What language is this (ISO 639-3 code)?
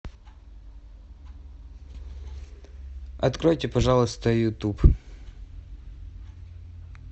rus